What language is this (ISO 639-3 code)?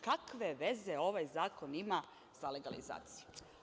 srp